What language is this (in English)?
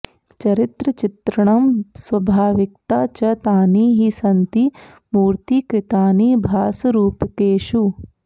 Sanskrit